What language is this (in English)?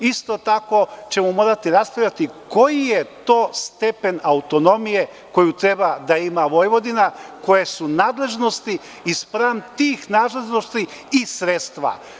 Serbian